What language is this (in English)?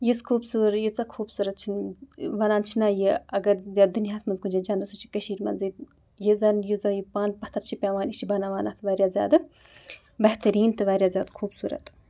Kashmiri